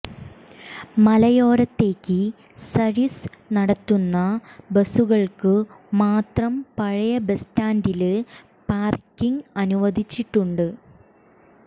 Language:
Malayalam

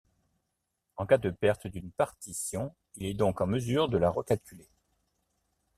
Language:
French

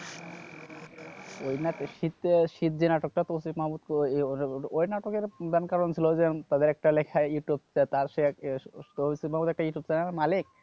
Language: Bangla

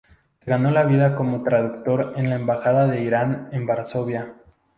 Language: Spanish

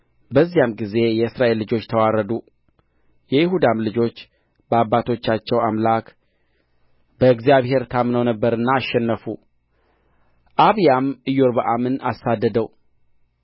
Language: Amharic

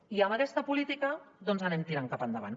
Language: Catalan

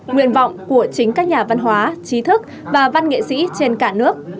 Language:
Vietnamese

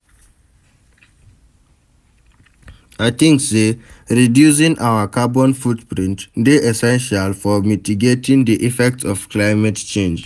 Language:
Nigerian Pidgin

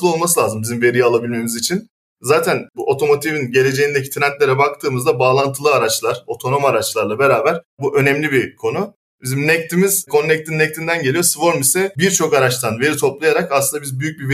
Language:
Turkish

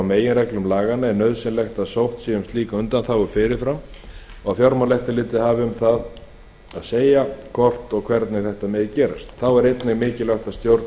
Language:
Icelandic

